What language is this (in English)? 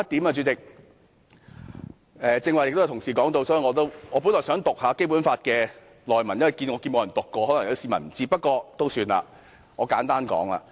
Cantonese